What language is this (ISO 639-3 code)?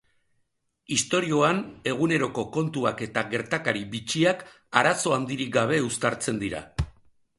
eus